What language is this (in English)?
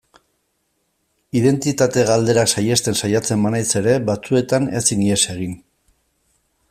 Basque